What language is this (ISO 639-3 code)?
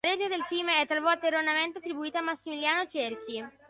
ita